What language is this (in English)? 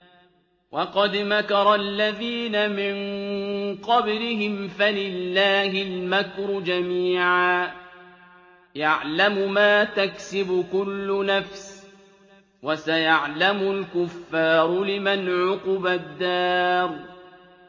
Arabic